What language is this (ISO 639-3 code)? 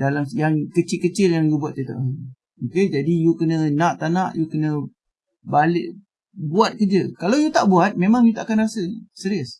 msa